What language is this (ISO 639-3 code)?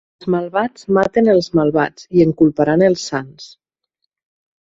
cat